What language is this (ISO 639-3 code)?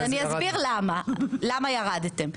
heb